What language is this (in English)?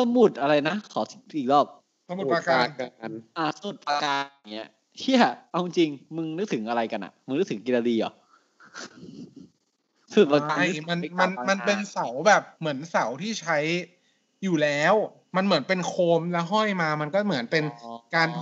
Thai